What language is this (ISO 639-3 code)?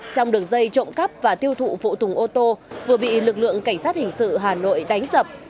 vie